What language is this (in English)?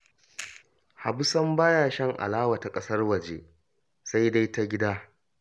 Hausa